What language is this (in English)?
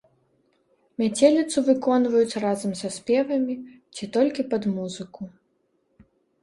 Belarusian